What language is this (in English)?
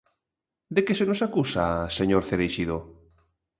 Galician